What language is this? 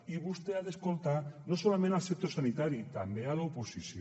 Catalan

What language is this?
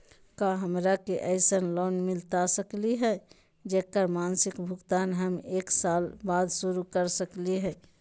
Magahi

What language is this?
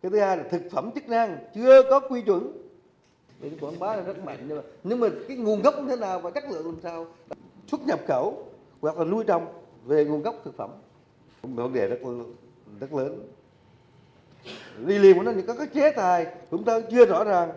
Vietnamese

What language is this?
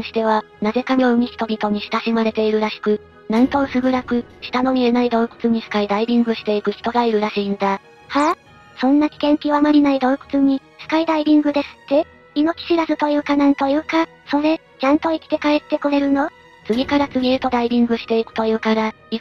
Japanese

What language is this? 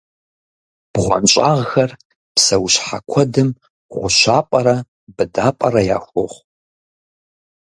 Kabardian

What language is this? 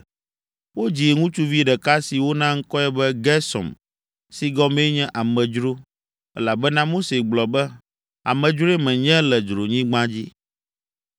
Ewe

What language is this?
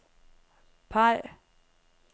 Danish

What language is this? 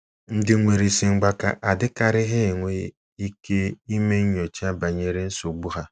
Igbo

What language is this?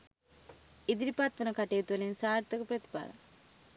Sinhala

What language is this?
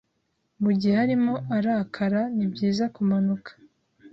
Kinyarwanda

